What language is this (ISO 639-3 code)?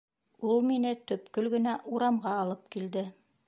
bak